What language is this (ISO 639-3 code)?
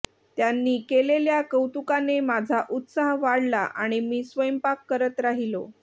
mar